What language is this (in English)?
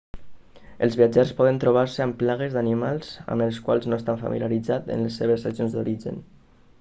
Catalan